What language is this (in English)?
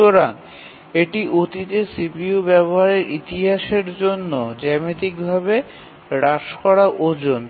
Bangla